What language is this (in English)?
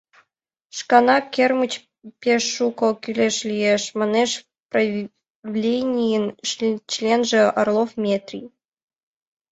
Mari